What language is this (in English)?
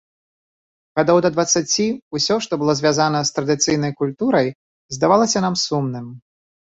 Belarusian